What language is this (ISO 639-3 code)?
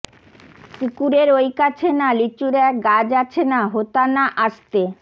ben